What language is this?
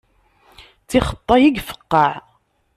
Kabyle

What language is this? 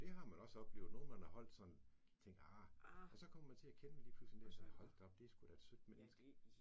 Danish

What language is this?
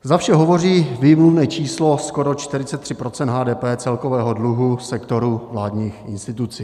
Czech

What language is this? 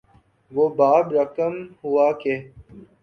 Urdu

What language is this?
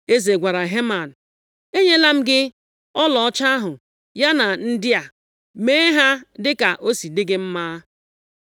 Igbo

